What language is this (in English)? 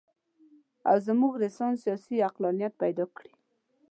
Pashto